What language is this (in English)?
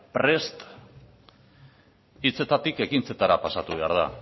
Basque